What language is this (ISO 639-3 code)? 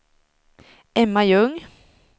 swe